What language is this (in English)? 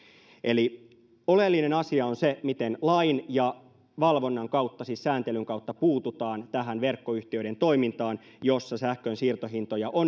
Finnish